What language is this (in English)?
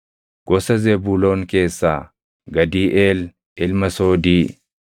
Oromo